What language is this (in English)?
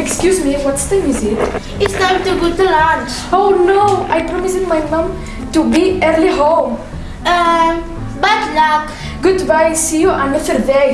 English